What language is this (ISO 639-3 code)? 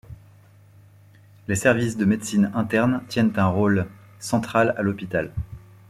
fra